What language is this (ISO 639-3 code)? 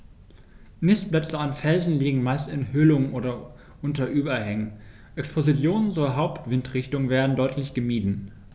deu